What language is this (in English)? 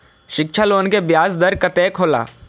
Maithili